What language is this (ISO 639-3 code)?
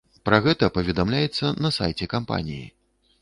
bel